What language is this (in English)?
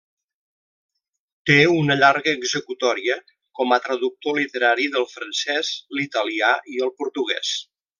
Catalan